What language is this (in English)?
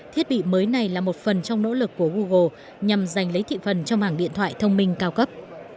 Vietnamese